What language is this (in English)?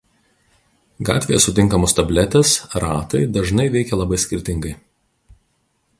Lithuanian